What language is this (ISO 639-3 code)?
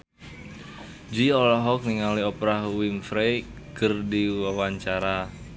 sun